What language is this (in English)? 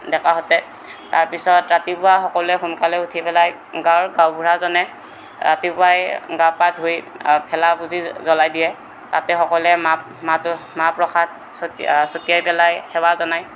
Assamese